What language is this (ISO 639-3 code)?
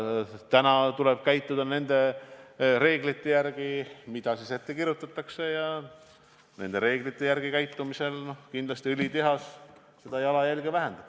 est